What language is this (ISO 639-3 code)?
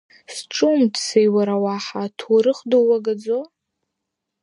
abk